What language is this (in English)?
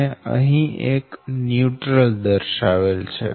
Gujarati